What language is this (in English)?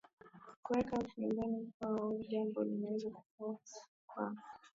Swahili